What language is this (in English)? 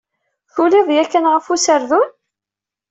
Kabyle